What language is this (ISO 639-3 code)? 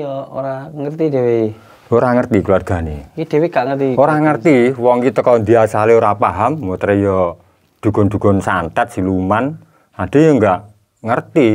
ind